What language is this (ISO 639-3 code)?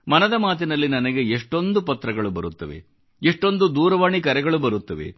kan